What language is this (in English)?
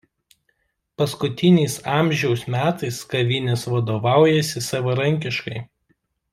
Lithuanian